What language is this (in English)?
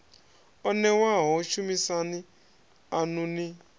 Venda